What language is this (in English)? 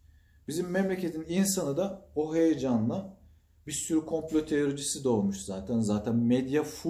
Turkish